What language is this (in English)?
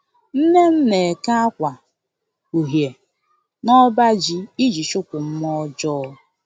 Igbo